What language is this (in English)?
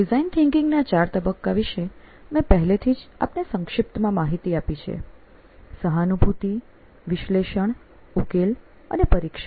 Gujarati